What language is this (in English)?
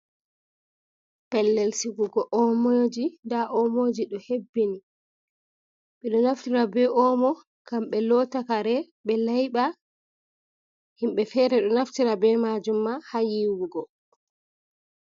Fula